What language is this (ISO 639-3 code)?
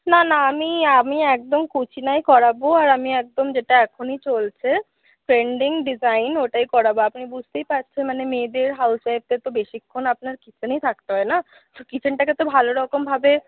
ben